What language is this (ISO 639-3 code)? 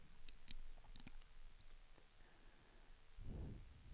swe